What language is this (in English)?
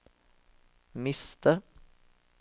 Norwegian